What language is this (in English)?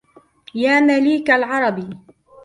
Arabic